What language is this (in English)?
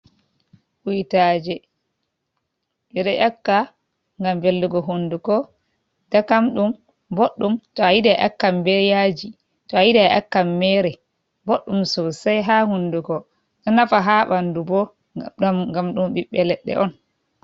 Fula